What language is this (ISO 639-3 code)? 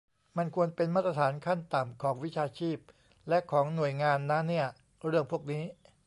tha